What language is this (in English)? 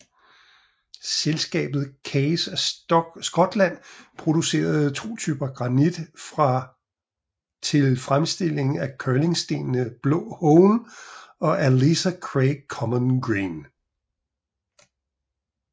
Danish